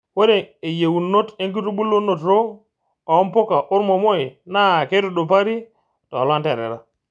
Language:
Masai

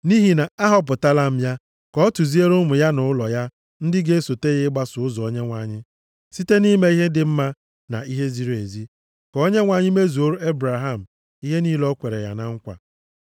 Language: Igbo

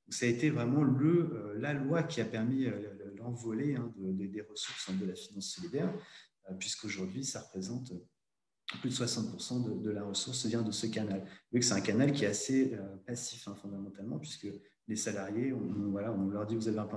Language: French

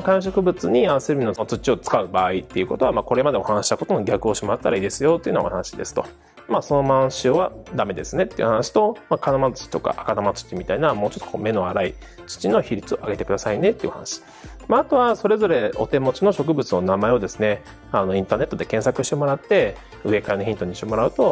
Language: Japanese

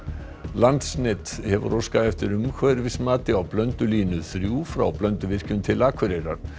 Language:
Icelandic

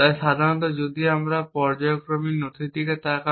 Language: Bangla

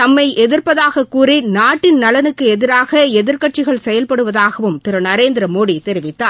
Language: Tamil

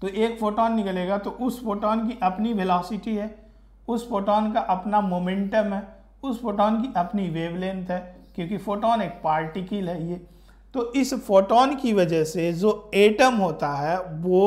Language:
Hindi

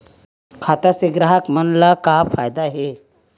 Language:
Chhattisgarhi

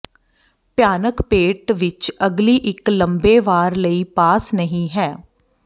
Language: Punjabi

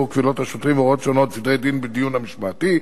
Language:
Hebrew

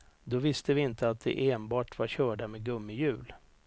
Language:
Swedish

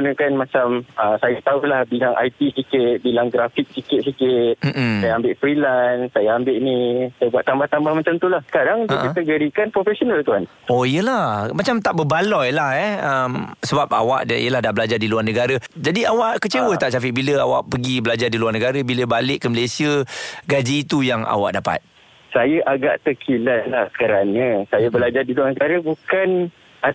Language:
Malay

